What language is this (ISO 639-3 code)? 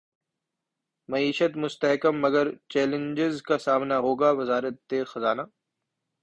urd